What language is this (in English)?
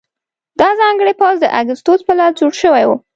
Pashto